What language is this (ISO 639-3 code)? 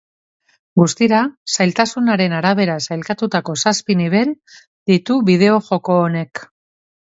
eus